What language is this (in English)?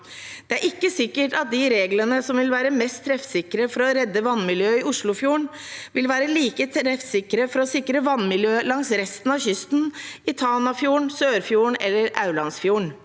Norwegian